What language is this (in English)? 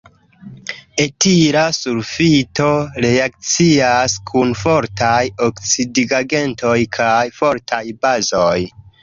Esperanto